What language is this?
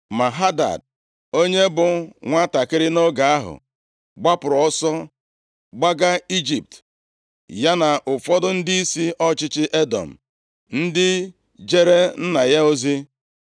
Igbo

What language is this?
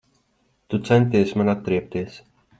Latvian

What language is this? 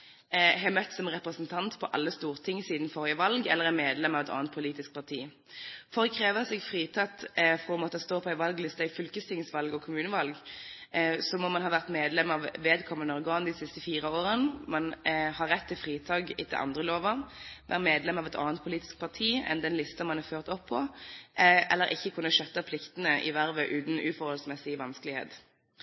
Norwegian Bokmål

